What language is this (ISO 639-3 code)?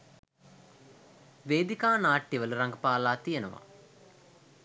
sin